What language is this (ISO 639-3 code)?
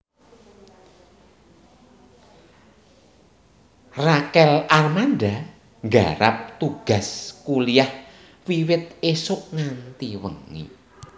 jav